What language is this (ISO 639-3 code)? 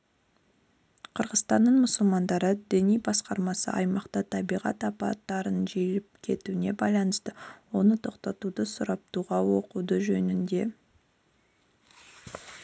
kaz